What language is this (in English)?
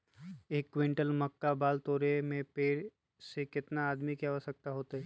Magahi